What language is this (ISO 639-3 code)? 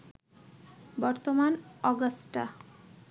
ben